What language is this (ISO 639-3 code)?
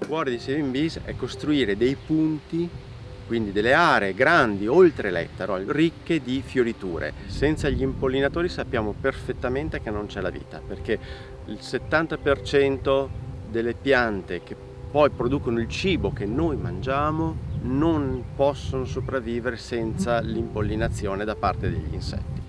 ita